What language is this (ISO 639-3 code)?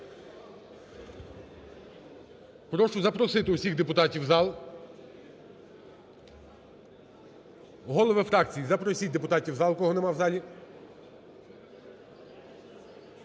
ukr